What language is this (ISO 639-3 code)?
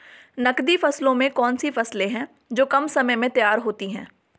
hin